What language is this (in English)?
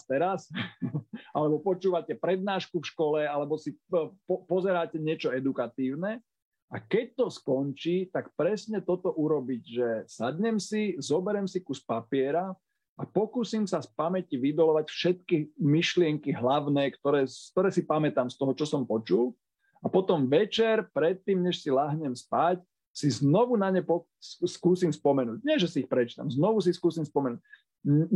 Slovak